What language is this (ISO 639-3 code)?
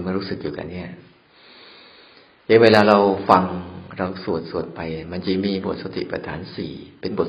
tha